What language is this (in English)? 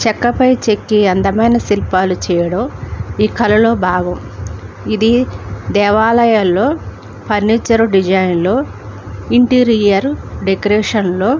Telugu